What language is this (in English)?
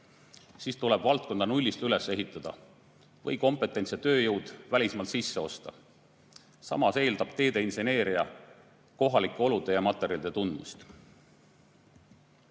Estonian